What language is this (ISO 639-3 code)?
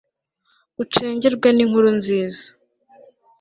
kin